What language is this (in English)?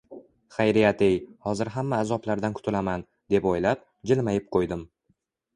Uzbek